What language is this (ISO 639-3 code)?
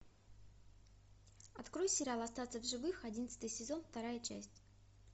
rus